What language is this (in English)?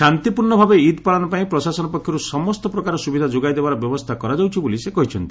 Odia